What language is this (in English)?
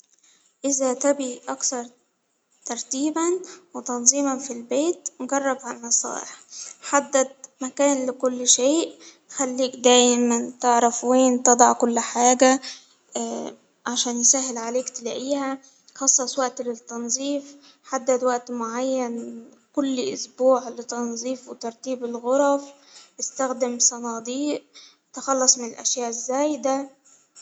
Hijazi Arabic